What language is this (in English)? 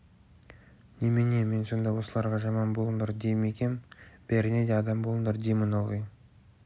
Kazakh